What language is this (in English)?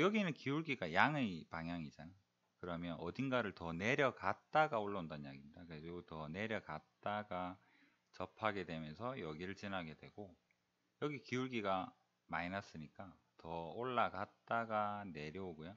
Korean